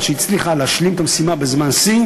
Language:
Hebrew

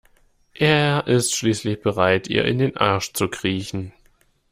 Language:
German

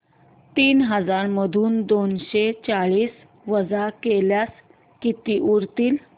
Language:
Marathi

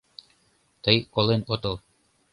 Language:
Mari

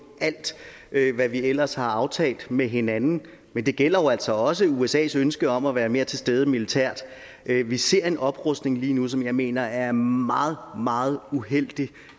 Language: Danish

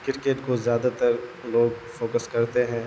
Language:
Urdu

